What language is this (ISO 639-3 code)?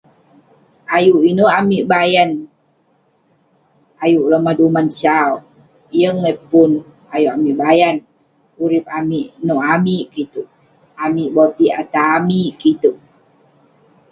pne